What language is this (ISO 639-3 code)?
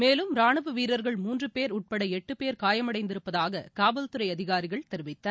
tam